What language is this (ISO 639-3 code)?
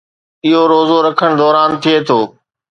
snd